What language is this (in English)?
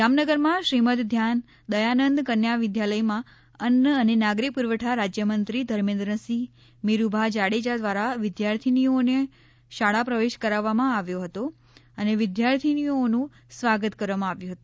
Gujarati